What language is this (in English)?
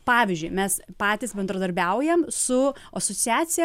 Lithuanian